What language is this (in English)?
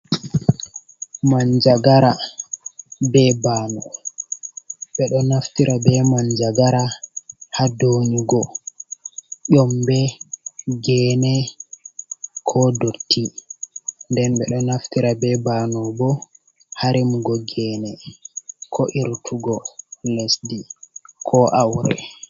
Fula